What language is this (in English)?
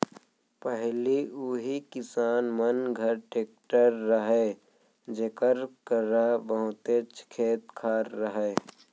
Chhattisgarhi